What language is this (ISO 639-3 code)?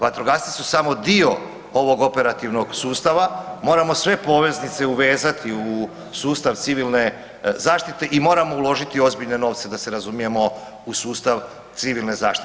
hrv